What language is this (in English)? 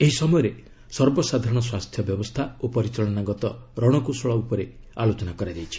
Odia